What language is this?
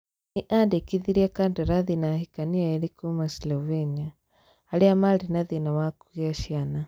Kikuyu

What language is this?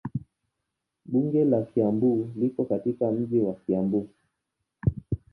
Swahili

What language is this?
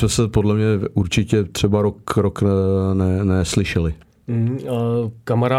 Czech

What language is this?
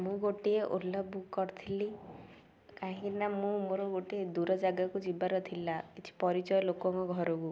Odia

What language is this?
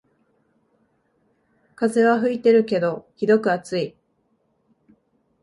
Japanese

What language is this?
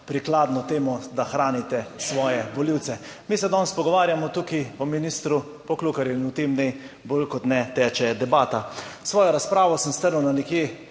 Slovenian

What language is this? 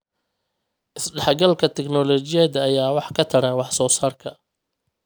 Somali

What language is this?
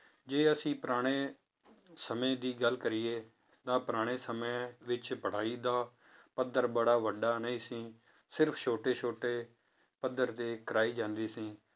Punjabi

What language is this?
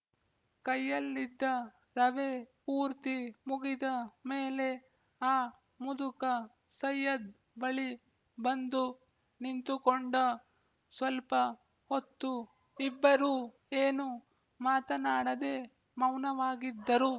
Kannada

